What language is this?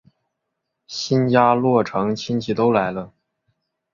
Chinese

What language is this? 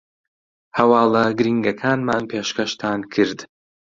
Central Kurdish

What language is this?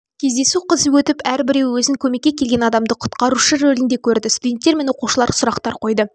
Kazakh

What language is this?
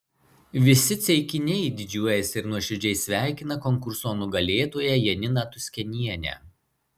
Lithuanian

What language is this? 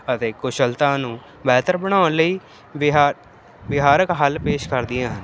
Punjabi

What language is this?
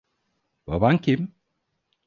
Turkish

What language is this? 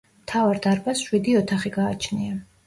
Georgian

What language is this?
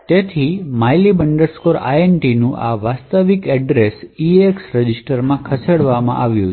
Gujarati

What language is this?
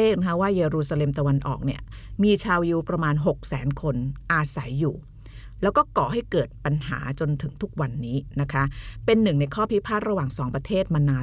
Thai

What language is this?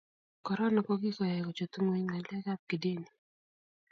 Kalenjin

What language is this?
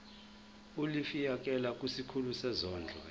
Zulu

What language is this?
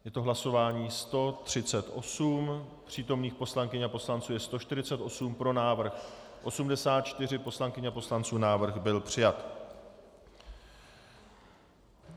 Czech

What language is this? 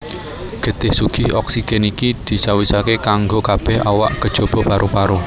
Javanese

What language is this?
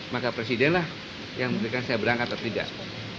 Indonesian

